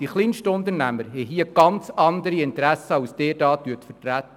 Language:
Swiss German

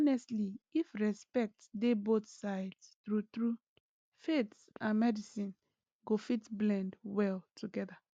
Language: Nigerian Pidgin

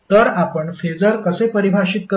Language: Marathi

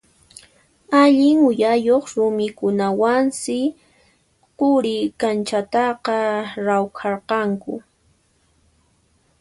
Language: Puno Quechua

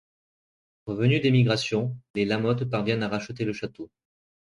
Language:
French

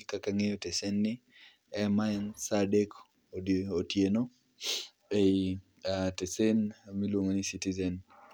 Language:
Luo (Kenya and Tanzania)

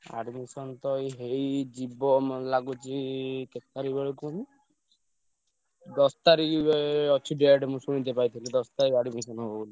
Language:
Odia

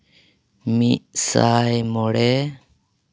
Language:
Santali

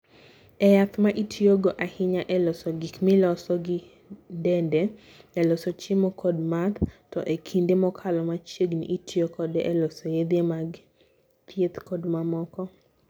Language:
Luo (Kenya and Tanzania)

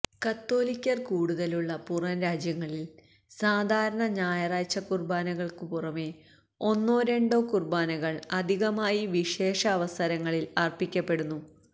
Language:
Malayalam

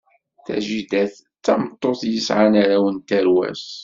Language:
Kabyle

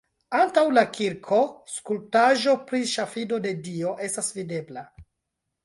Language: Esperanto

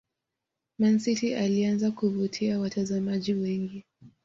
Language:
Swahili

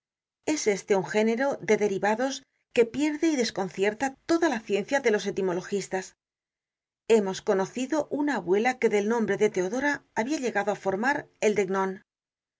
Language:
Spanish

